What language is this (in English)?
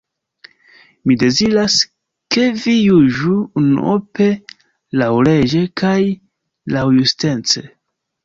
Esperanto